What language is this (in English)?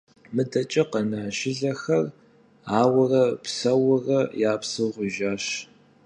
Kabardian